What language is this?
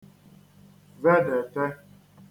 Igbo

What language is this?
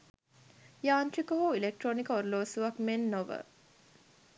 Sinhala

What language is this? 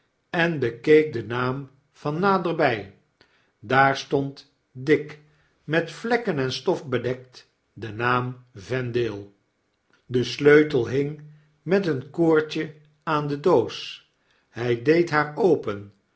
Dutch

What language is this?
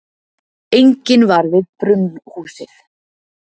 Icelandic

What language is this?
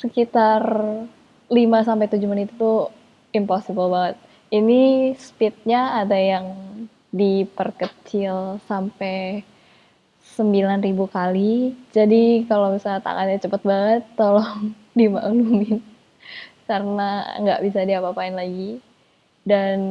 Indonesian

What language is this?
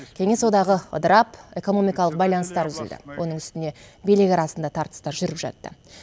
Kazakh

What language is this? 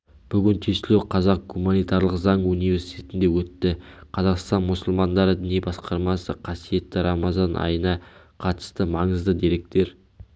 Kazakh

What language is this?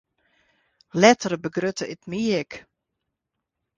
Western Frisian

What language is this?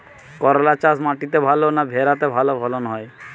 Bangla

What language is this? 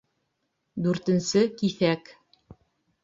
Bashkir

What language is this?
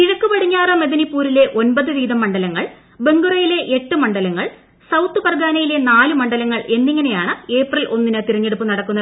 Malayalam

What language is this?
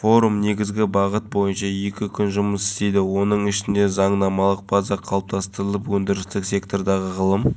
Kazakh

